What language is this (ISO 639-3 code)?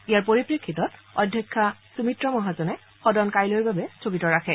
asm